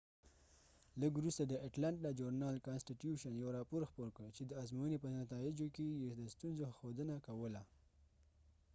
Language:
Pashto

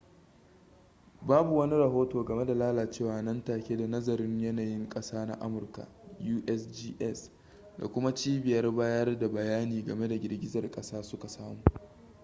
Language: Hausa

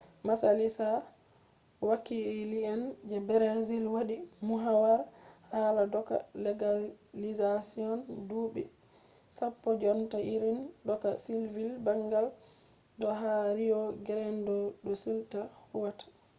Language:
Fula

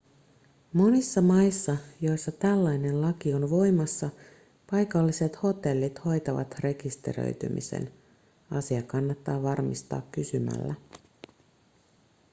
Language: Finnish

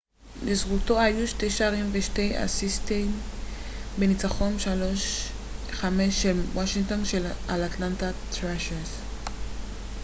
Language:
Hebrew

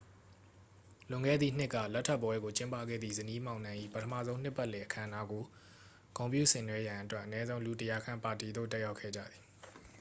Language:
Burmese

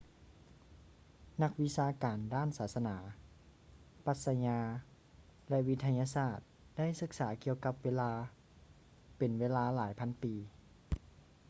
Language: Lao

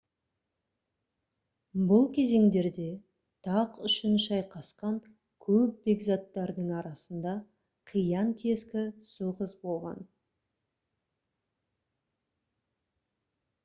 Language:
Kazakh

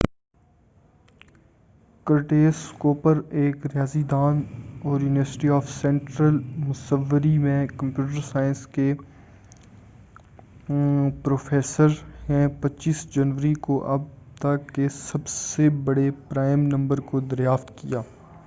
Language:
Urdu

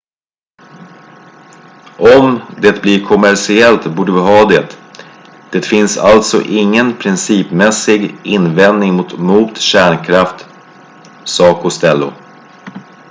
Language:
Swedish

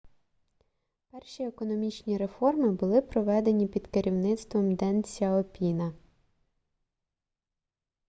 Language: Ukrainian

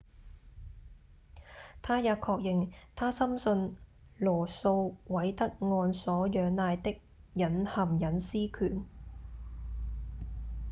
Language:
Cantonese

